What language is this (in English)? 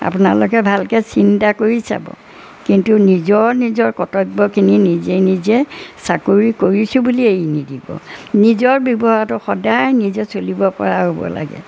Assamese